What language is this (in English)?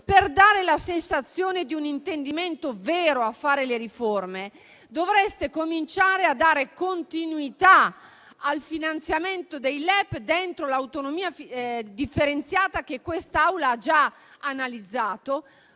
Italian